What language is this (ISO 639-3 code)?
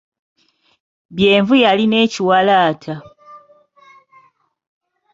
lug